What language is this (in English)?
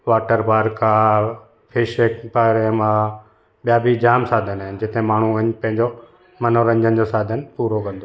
Sindhi